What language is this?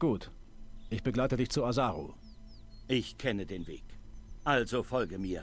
German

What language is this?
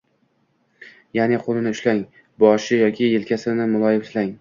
Uzbek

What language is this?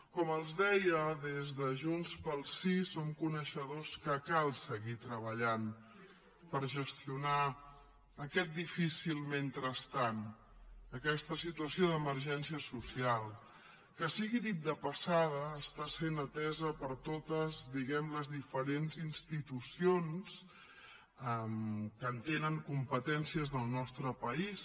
Catalan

